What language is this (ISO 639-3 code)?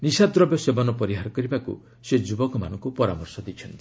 ori